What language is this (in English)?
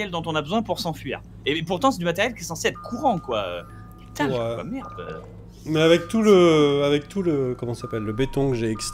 French